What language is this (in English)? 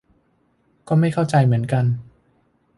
Thai